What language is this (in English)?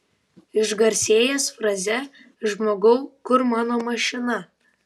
Lithuanian